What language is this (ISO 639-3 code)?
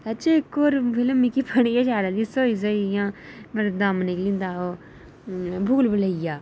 doi